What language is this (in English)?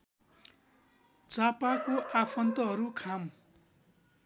Nepali